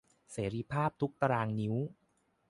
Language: Thai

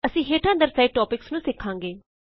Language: Punjabi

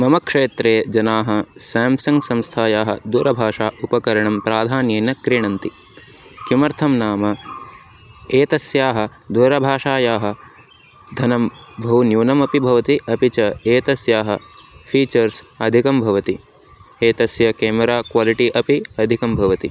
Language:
Sanskrit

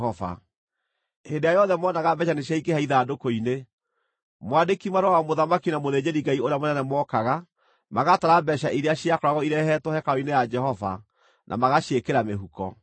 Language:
Kikuyu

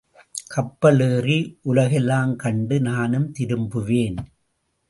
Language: Tamil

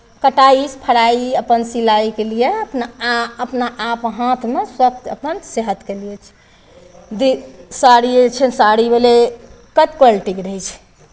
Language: Maithili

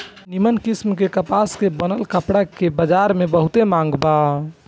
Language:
Bhojpuri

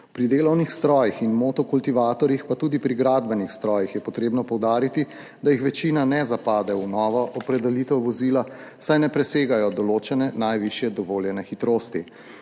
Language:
Slovenian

